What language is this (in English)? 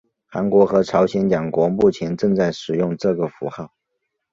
Chinese